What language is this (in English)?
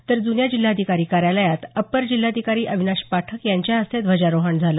Marathi